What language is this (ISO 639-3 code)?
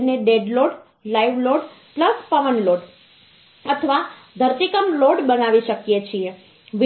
guj